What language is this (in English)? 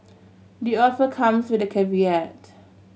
English